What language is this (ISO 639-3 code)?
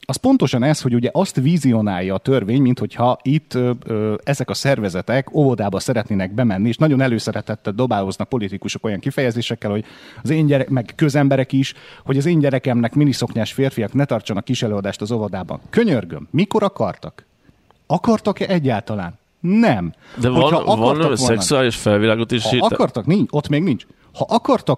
hun